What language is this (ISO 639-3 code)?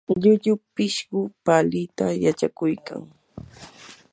qur